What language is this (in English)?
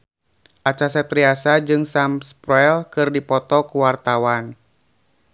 Sundanese